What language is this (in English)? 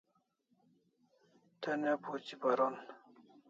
Kalasha